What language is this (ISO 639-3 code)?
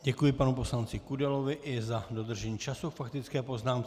ces